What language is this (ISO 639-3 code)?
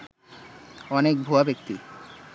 ben